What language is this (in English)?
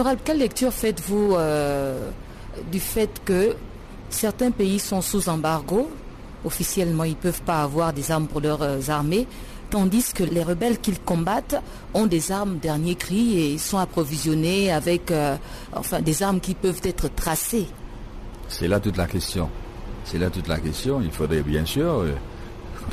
French